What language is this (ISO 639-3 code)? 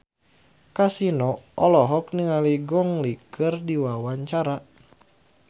sun